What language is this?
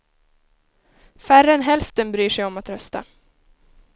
Swedish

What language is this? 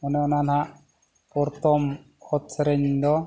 Santali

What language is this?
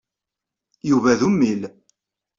Kabyle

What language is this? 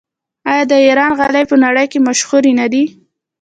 Pashto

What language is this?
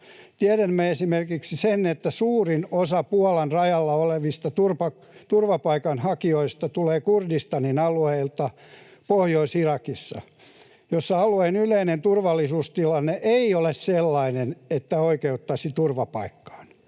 Finnish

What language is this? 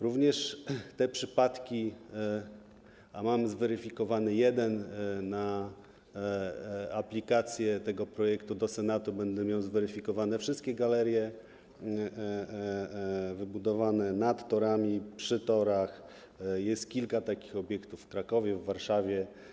Polish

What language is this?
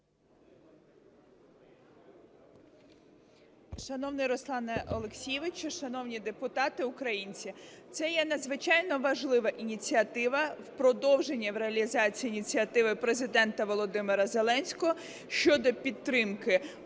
Ukrainian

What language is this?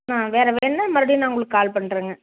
Tamil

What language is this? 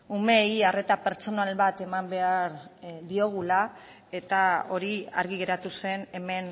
Basque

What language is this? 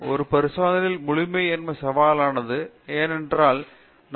Tamil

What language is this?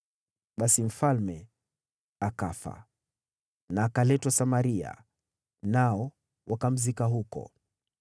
Swahili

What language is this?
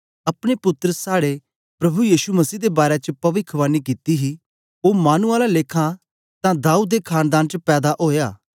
Dogri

